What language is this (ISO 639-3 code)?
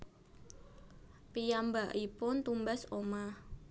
jav